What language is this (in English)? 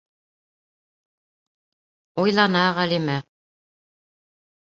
Bashkir